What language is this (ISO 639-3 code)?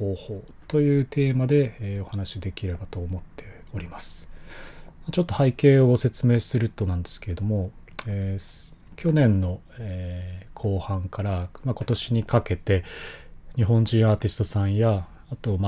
jpn